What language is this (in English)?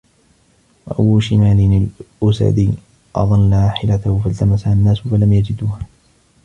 Arabic